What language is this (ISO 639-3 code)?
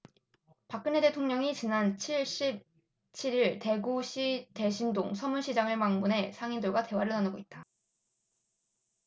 kor